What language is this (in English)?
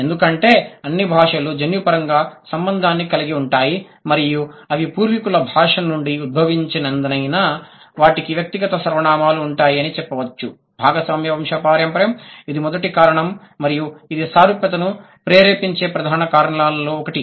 Telugu